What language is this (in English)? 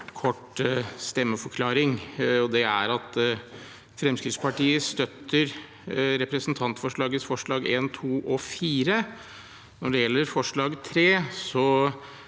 Norwegian